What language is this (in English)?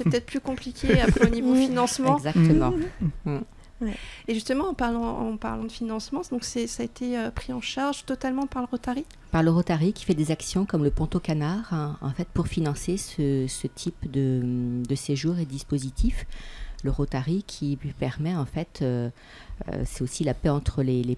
French